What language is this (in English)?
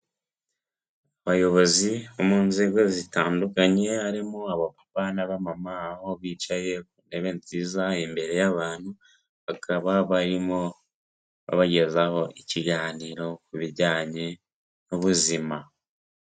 Kinyarwanda